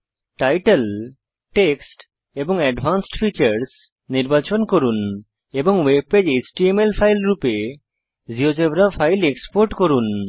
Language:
Bangla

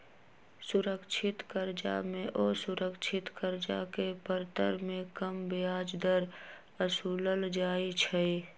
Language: Magahi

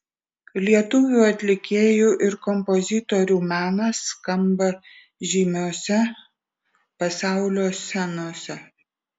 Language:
Lithuanian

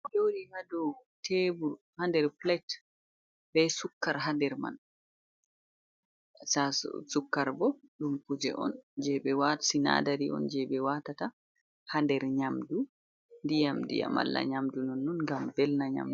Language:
Fula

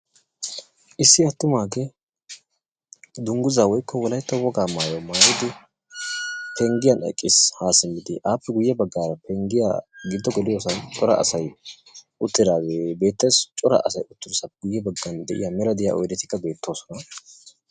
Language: Wolaytta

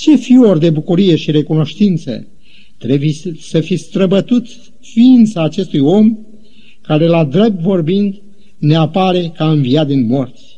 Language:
Romanian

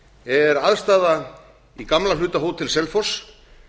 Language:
Icelandic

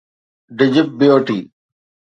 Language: Sindhi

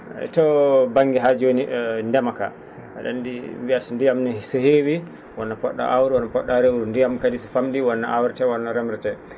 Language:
Fula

